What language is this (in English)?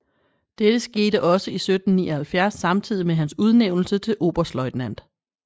Danish